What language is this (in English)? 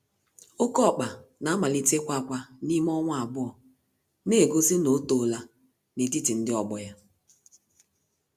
Igbo